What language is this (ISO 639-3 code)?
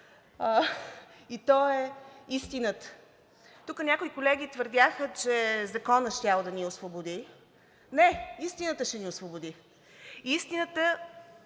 bul